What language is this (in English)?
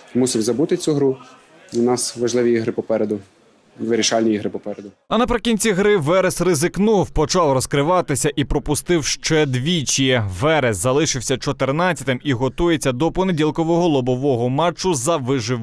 Ukrainian